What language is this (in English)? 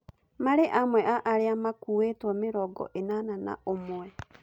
Kikuyu